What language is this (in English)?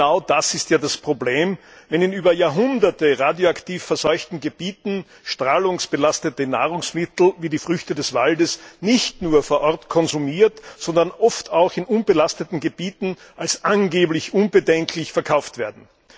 German